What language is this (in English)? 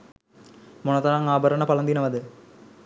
Sinhala